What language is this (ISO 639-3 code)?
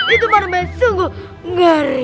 ind